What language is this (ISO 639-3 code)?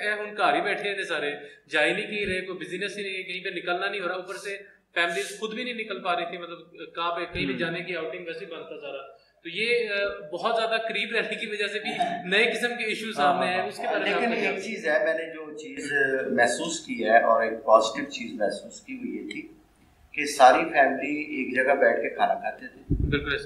urd